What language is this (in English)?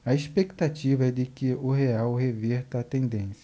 Portuguese